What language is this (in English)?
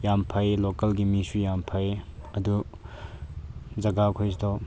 Manipuri